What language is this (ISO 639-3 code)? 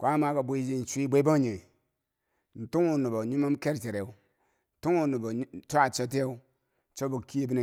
bsj